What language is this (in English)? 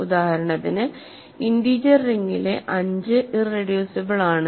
Malayalam